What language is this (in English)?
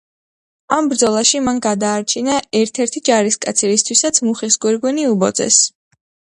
Georgian